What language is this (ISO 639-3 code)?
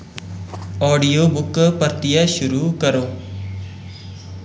doi